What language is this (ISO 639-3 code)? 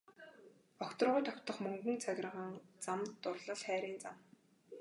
mon